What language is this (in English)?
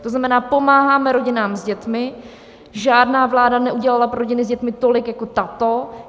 Czech